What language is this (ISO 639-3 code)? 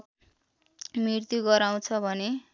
nep